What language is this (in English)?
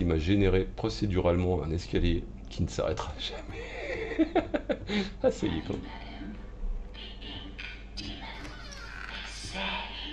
French